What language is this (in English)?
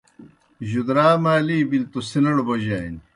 Kohistani Shina